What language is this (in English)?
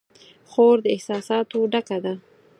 Pashto